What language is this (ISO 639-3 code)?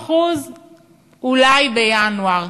heb